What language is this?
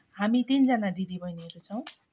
Nepali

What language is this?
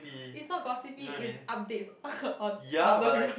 English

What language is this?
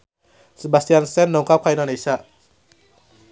Sundanese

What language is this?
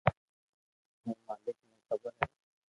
Loarki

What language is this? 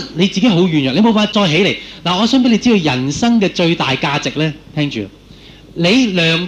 Chinese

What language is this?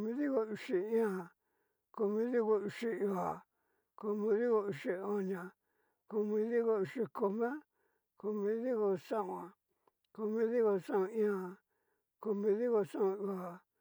Cacaloxtepec Mixtec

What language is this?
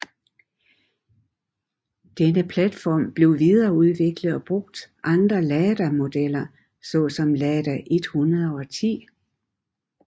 Danish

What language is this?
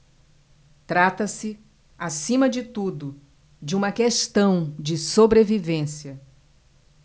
Portuguese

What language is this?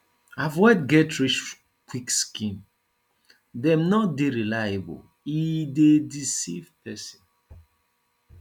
Nigerian Pidgin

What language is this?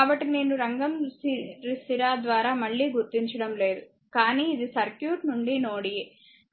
Telugu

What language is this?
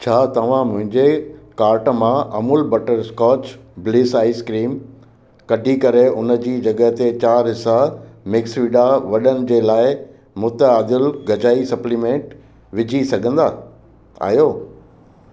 Sindhi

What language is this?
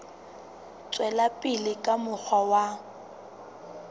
Southern Sotho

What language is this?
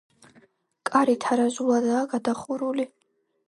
Georgian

